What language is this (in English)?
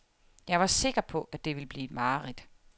Danish